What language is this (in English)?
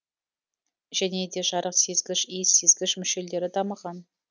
Kazakh